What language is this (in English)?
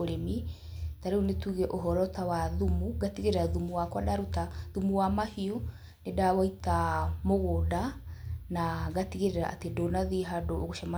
Kikuyu